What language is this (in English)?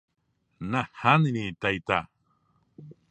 Guarani